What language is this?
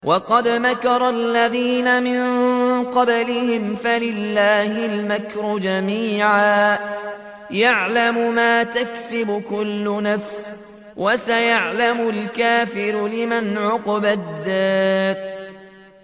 Arabic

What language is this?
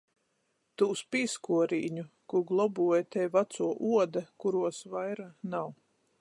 Latgalian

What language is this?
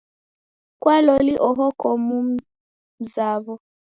Taita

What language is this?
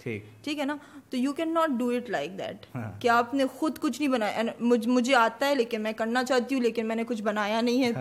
Urdu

